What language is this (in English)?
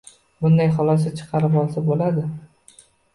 Uzbek